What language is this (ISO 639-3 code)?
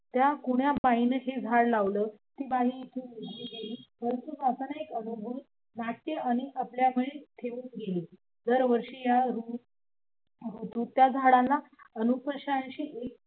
mar